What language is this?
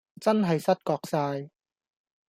Cantonese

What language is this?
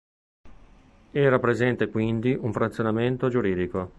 Italian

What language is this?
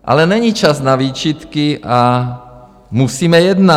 Czech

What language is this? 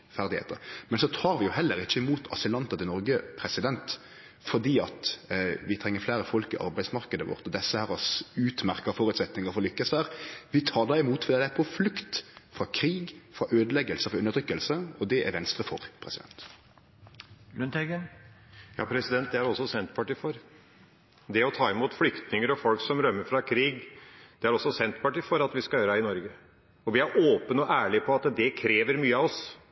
Norwegian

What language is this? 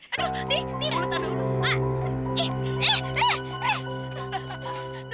Indonesian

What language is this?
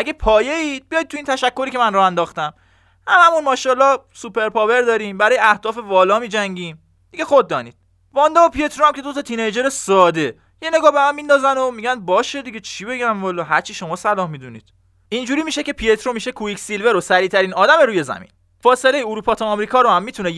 Persian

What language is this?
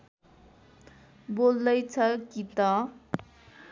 Nepali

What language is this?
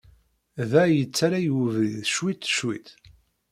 Kabyle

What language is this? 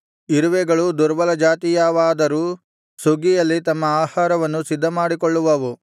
Kannada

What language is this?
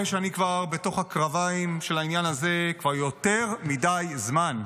Hebrew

